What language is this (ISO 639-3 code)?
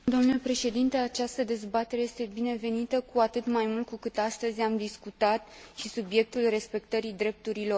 ron